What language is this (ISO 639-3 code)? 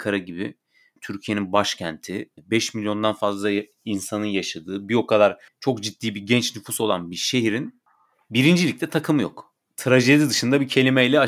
tur